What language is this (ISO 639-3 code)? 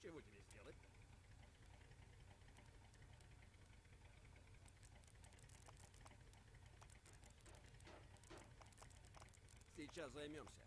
rus